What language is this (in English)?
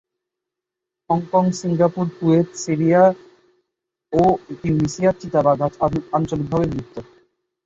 Bangla